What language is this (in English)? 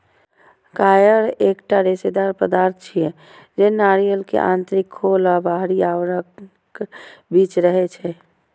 Maithili